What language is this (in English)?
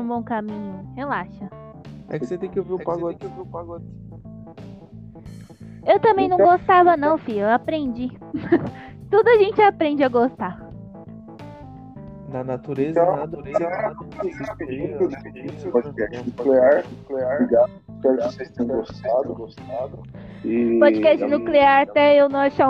Portuguese